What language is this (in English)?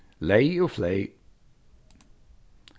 Faroese